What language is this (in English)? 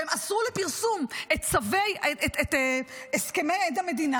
Hebrew